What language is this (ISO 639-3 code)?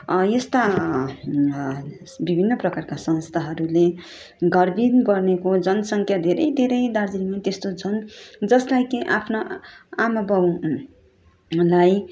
nep